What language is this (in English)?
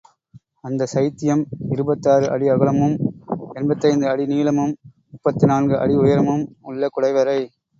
Tamil